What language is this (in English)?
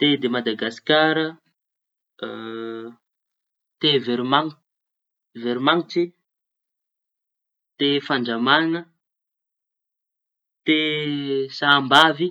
Tanosy Malagasy